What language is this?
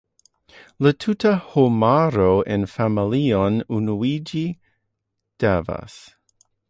Esperanto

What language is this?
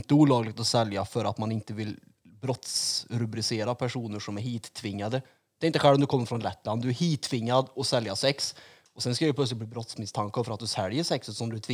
Swedish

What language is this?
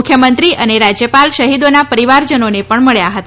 Gujarati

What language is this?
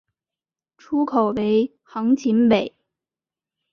Chinese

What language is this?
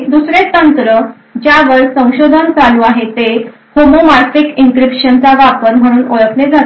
Marathi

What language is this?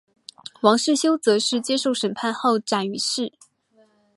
Chinese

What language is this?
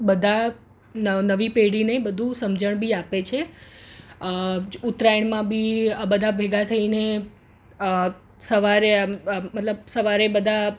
Gujarati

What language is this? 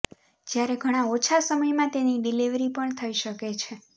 Gujarati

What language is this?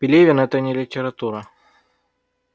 Russian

